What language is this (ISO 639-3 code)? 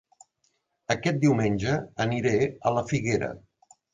cat